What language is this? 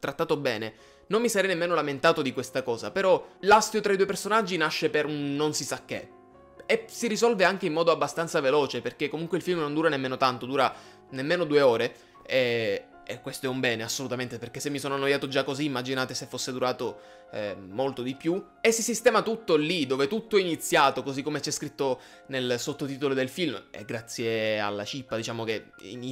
Italian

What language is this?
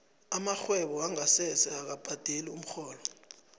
South Ndebele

